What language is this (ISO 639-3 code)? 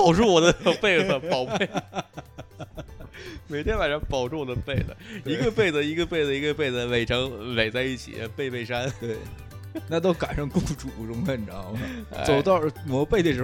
zho